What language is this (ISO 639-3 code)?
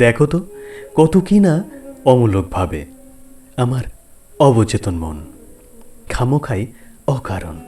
ben